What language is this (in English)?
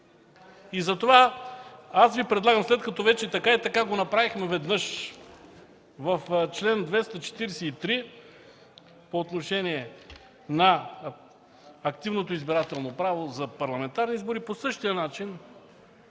Bulgarian